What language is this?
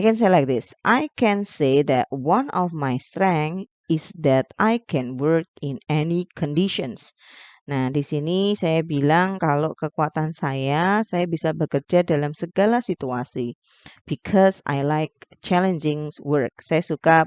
Indonesian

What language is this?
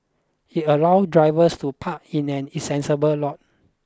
English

